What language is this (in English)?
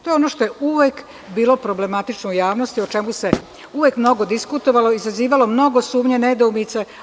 Serbian